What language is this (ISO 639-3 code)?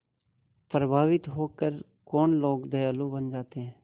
hin